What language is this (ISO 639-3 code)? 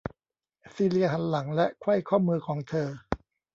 tha